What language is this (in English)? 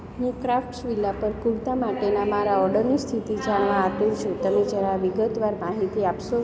Gujarati